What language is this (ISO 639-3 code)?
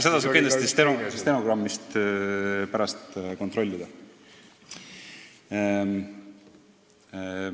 est